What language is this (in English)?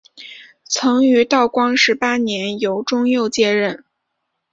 Chinese